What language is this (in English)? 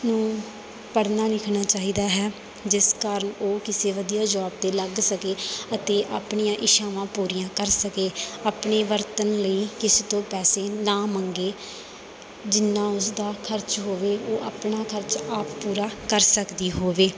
Punjabi